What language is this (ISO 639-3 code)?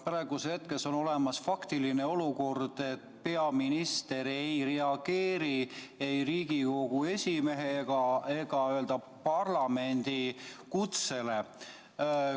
est